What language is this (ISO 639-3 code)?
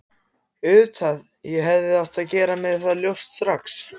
isl